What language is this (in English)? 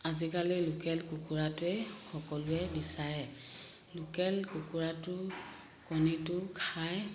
Assamese